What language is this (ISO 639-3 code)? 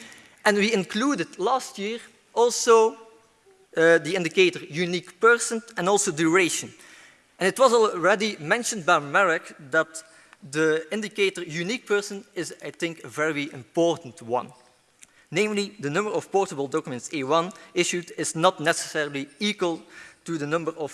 eng